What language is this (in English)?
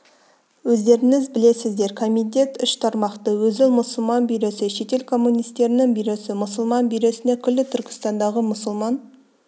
Kazakh